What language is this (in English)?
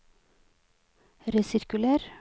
Norwegian